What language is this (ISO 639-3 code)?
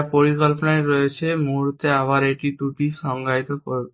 ben